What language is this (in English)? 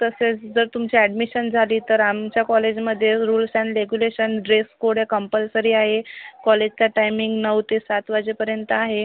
Marathi